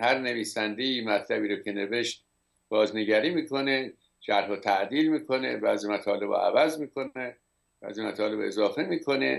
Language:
Persian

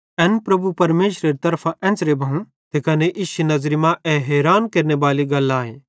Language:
Bhadrawahi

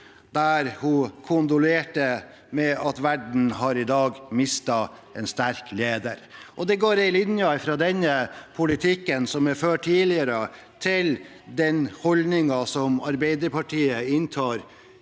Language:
Norwegian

